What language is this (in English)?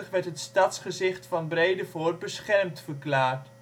Dutch